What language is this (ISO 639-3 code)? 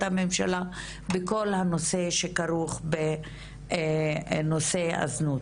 heb